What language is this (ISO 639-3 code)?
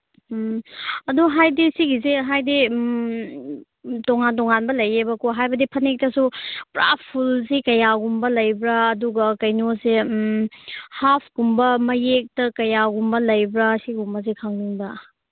mni